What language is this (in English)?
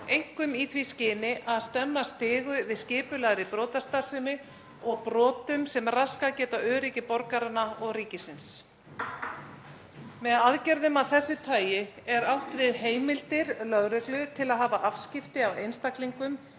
Icelandic